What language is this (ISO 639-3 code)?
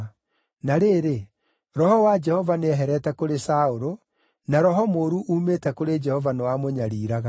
kik